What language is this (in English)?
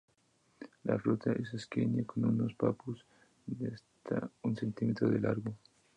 Spanish